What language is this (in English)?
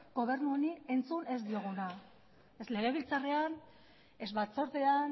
Basque